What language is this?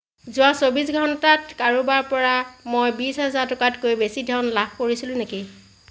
Assamese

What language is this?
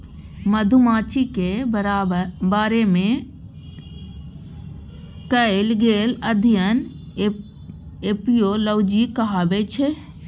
Maithili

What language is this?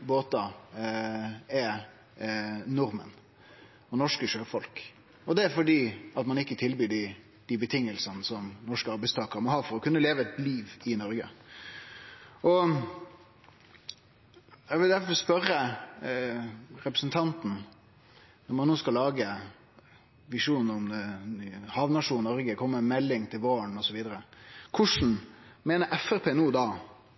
Norwegian Nynorsk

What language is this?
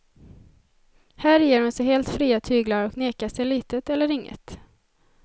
Swedish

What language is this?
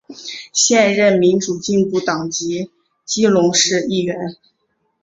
Chinese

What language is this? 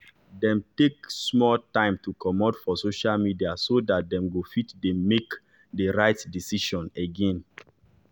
Nigerian Pidgin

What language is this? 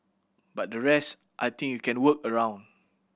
English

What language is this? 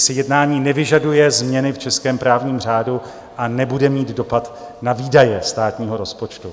Czech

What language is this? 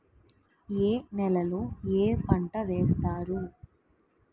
Telugu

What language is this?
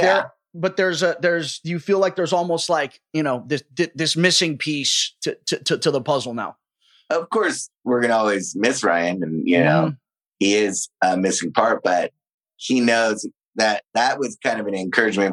English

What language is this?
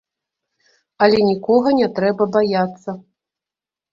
Belarusian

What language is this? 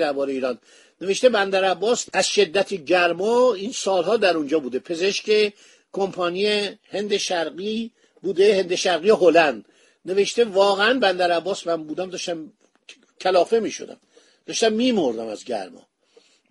Persian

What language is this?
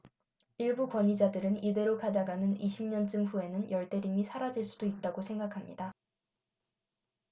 Korean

